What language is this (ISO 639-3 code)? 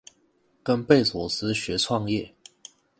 zho